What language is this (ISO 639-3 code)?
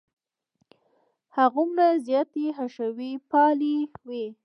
pus